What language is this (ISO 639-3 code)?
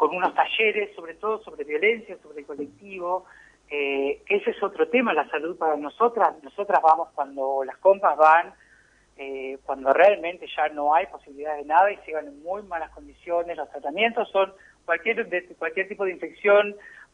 spa